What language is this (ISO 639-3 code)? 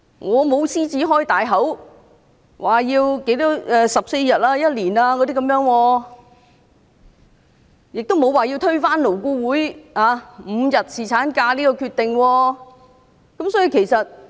yue